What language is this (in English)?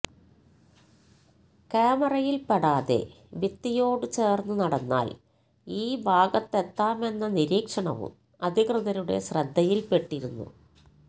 Malayalam